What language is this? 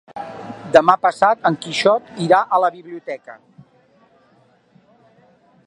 Catalan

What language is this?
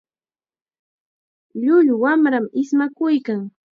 Chiquián Ancash Quechua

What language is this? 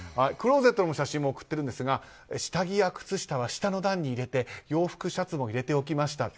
Japanese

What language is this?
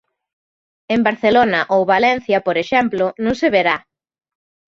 Galician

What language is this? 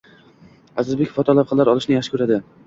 Uzbek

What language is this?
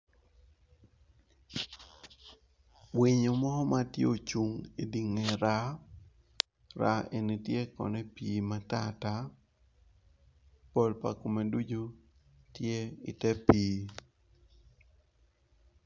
Acoli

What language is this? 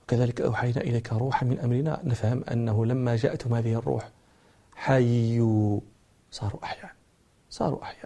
Arabic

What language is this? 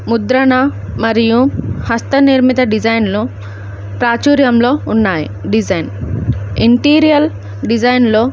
Telugu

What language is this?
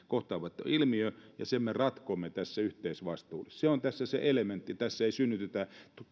Finnish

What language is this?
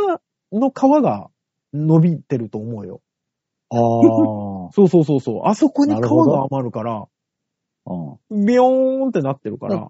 Japanese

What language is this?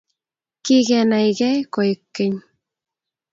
Kalenjin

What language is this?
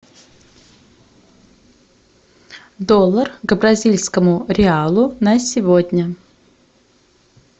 Russian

